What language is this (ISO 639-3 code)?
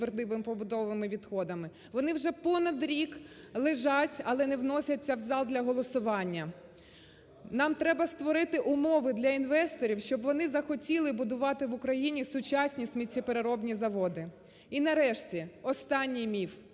ukr